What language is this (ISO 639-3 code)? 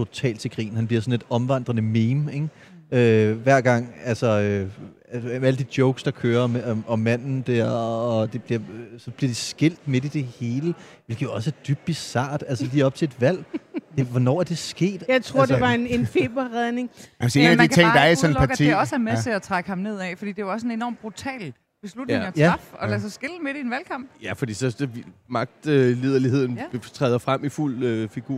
dan